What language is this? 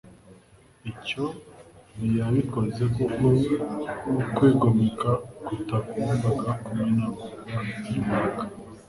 Kinyarwanda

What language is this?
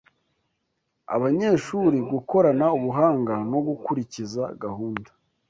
Kinyarwanda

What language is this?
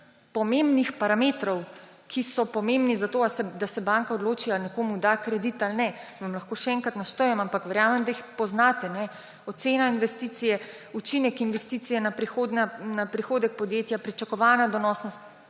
Slovenian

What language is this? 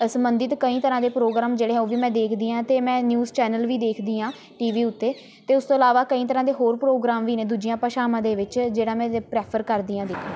Punjabi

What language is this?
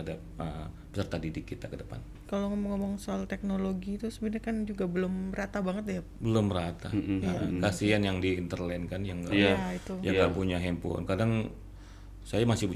Indonesian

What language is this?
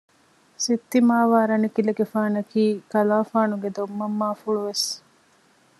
Divehi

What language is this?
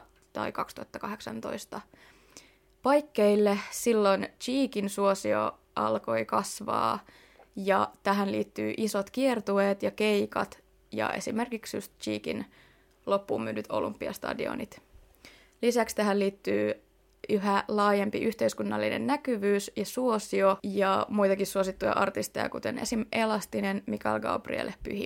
Finnish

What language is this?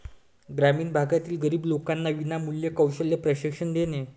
Marathi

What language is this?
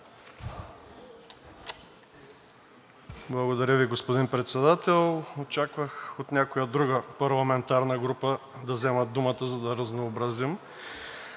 Bulgarian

